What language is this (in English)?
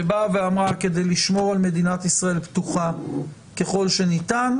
Hebrew